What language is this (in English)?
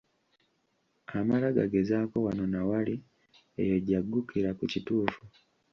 Ganda